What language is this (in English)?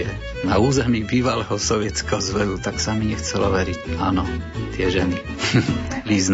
Slovak